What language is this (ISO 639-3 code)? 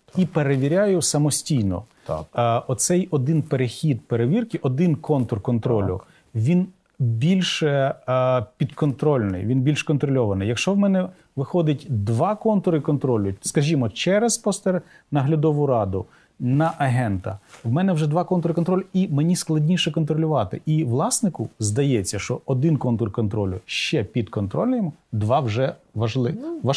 ukr